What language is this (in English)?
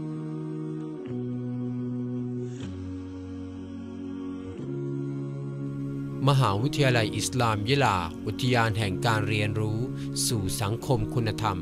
Thai